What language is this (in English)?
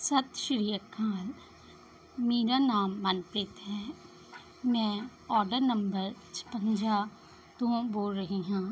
Punjabi